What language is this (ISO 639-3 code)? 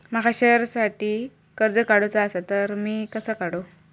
mar